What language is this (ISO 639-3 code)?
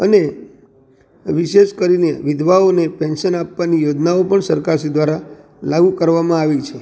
guj